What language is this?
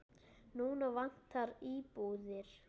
Icelandic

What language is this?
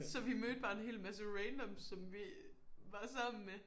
Danish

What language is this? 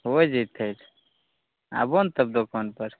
Maithili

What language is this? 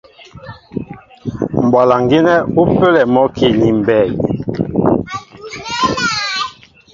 Mbo (Cameroon)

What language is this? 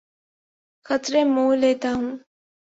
Urdu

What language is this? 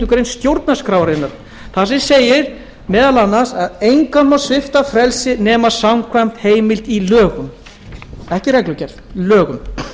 Icelandic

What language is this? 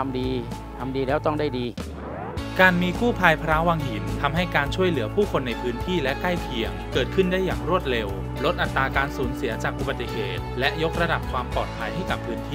Thai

